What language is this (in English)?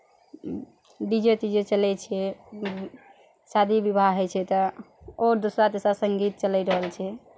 Maithili